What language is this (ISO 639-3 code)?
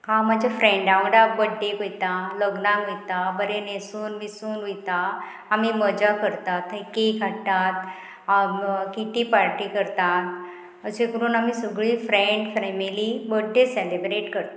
kok